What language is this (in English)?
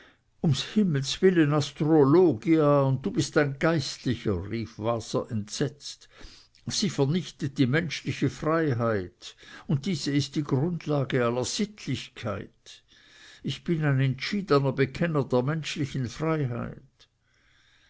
German